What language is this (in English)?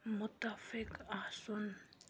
Kashmiri